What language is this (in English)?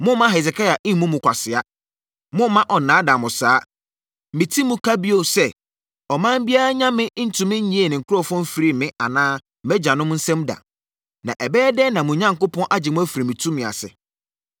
Akan